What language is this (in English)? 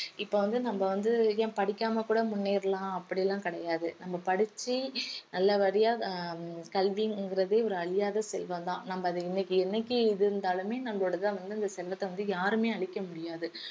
Tamil